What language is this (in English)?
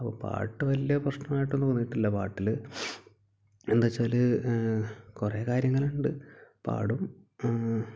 Malayalam